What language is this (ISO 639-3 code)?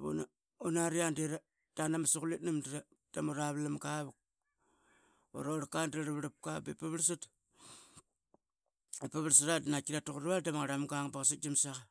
byx